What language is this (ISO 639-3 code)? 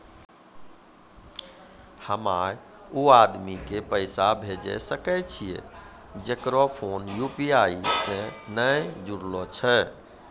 mai